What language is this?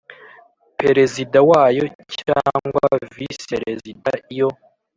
Kinyarwanda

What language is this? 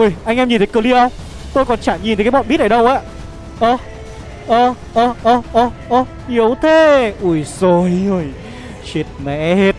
Vietnamese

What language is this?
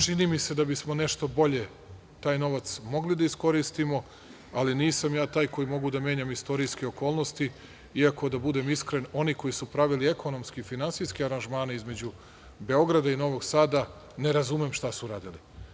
Serbian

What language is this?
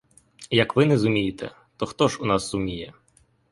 Ukrainian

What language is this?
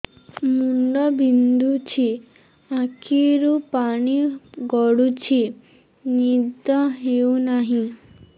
Odia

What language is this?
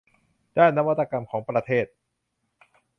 Thai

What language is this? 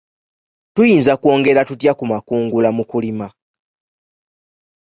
Ganda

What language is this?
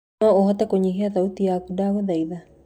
Kikuyu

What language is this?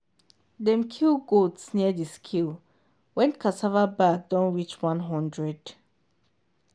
Nigerian Pidgin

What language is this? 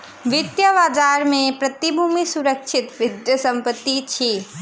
Maithili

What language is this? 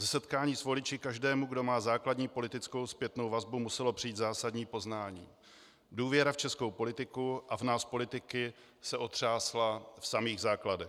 Czech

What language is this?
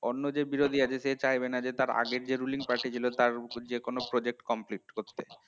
Bangla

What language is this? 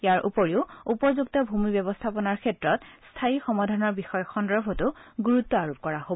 Assamese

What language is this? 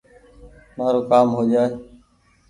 Goaria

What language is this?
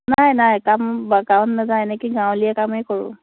Assamese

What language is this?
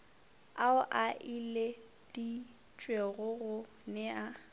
Northern Sotho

